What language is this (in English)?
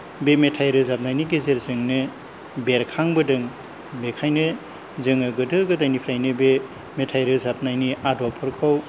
Bodo